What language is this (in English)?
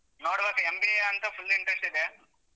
Kannada